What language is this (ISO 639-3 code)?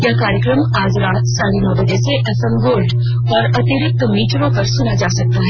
hin